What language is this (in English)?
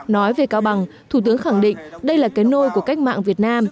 Vietnamese